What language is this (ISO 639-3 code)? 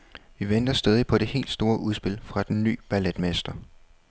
dan